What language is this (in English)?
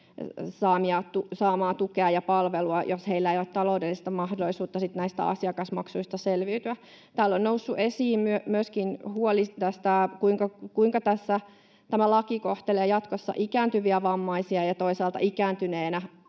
Finnish